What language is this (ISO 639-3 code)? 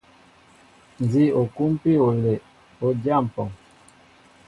mbo